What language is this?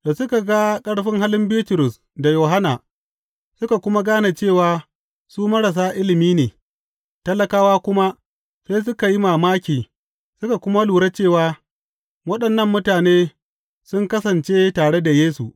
Hausa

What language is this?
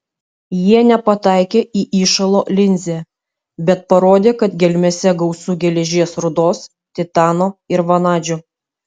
Lithuanian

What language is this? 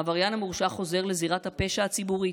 Hebrew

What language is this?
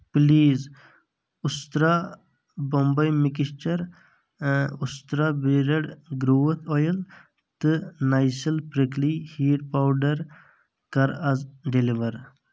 Kashmiri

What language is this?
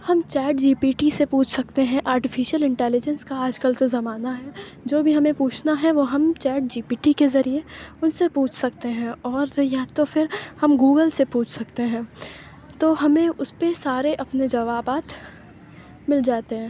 Urdu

